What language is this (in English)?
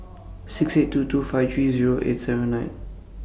English